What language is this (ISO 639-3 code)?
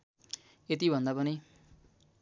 nep